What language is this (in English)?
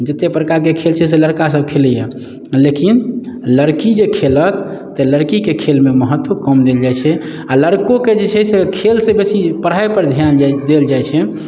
Maithili